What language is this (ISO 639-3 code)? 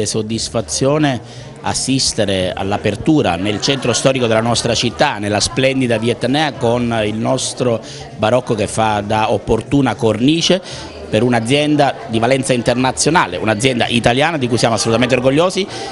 ita